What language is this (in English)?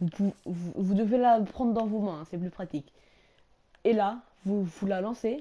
French